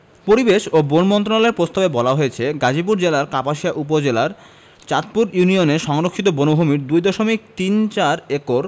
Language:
Bangla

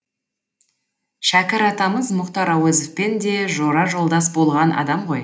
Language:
Kazakh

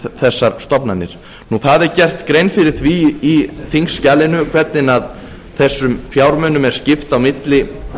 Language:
Icelandic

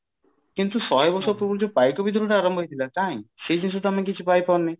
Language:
Odia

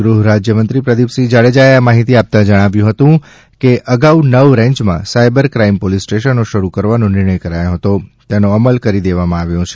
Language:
Gujarati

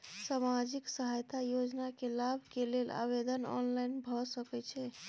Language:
Maithili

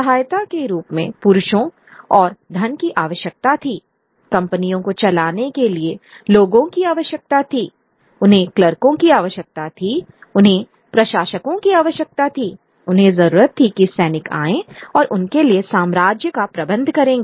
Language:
Hindi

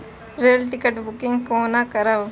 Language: Maithili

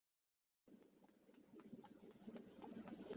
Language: Kabyle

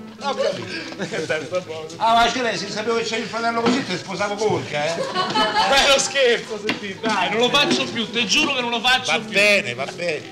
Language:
Italian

